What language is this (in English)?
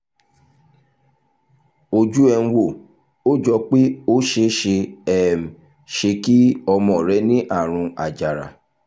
Yoruba